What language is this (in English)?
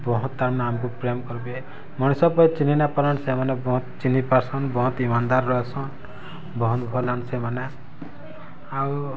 Odia